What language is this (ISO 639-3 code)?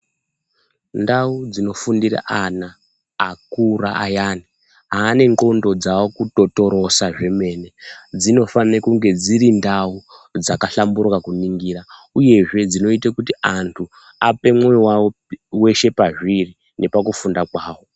ndc